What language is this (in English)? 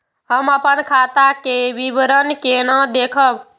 Maithili